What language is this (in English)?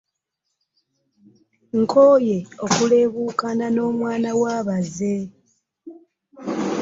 Ganda